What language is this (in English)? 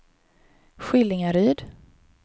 Swedish